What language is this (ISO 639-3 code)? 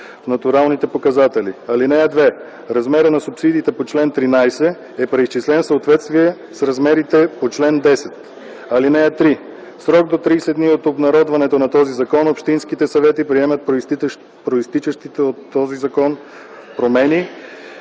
bul